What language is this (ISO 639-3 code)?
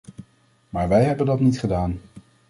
nld